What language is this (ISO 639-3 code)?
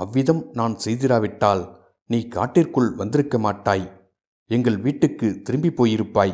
tam